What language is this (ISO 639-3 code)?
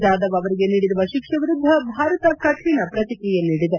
kan